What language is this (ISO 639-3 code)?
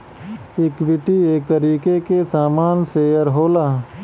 bho